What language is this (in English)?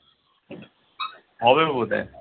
Bangla